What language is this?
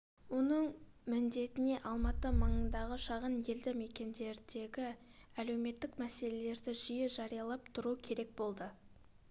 Kazakh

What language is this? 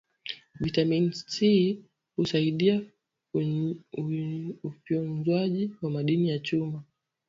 Swahili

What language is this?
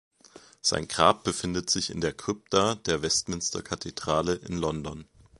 German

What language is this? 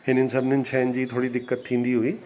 Sindhi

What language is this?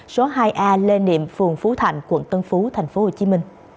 Vietnamese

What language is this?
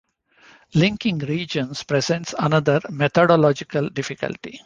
English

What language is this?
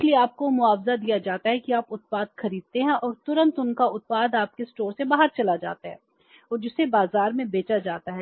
Hindi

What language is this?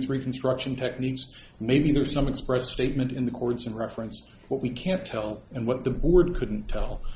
English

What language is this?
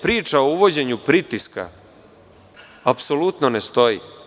Serbian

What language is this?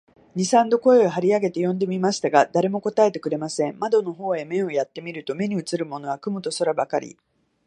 Japanese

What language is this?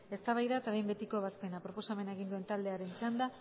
Basque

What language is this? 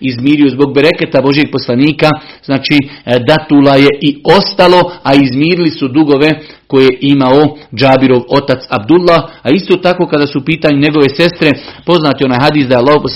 Croatian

